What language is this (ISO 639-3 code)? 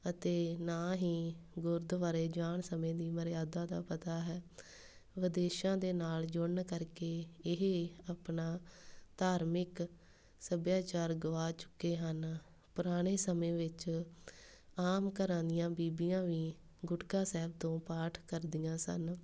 pan